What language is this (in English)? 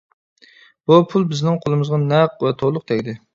Uyghur